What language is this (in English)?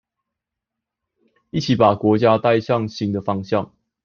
Chinese